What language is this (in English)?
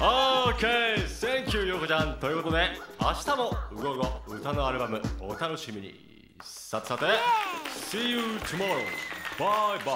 Japanese